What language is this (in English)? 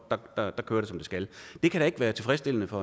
Danish